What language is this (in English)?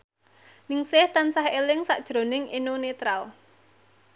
Javanese